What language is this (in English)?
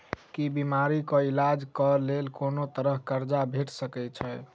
Maithili